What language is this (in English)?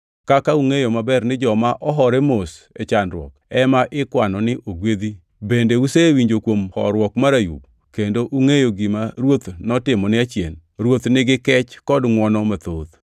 Luo (Kenya and Tanzania)